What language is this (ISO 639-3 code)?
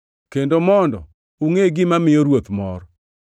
luo